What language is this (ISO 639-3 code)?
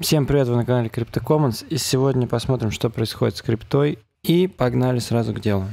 rus